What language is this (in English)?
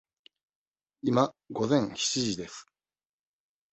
Japanese